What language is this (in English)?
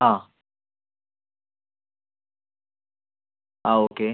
Malayalam